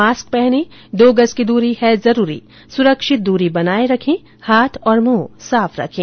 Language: Hindi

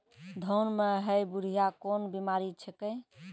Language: Maithili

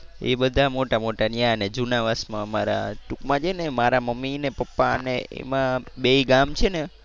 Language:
Gujarati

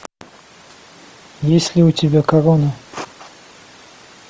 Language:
Russian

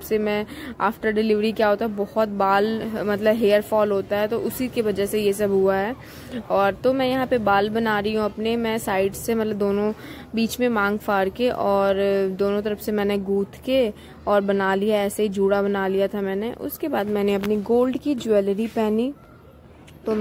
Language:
Hindi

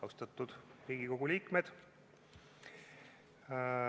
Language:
Estonian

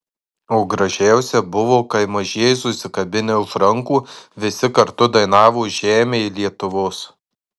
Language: Lithuanian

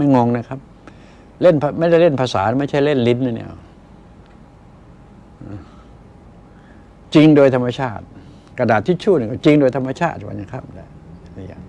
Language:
Thai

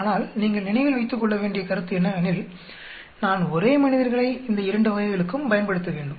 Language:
Tamil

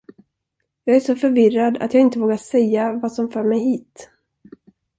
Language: Swedish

